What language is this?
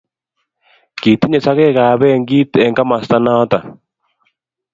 Kalenjin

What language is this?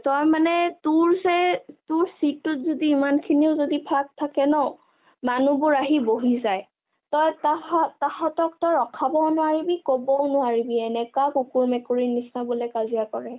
Assamese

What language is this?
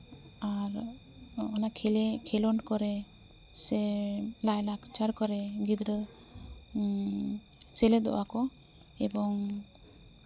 Santali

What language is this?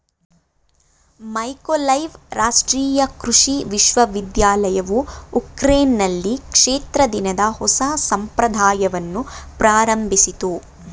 Kannada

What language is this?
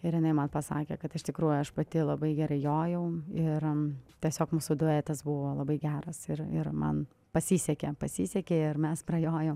Lithuanian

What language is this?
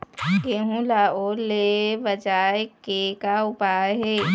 Chhattisgarhi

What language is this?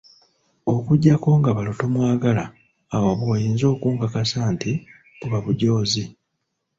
Ganda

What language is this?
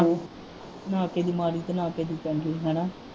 Punjabi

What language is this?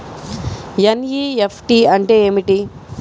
Telugu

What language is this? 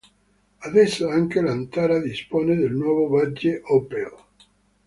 Italian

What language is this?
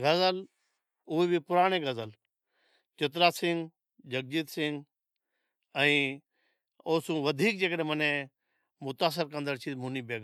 Od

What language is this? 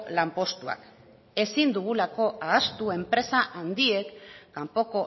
Basque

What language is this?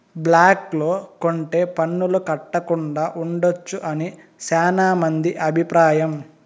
Telugu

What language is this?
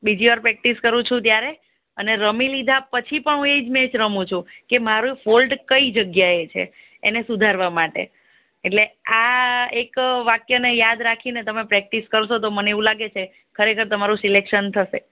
Gujarati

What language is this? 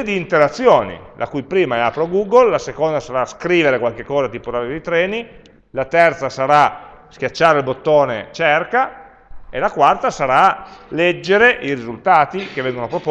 Italian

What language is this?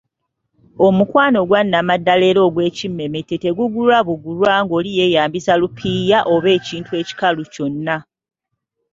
Ganda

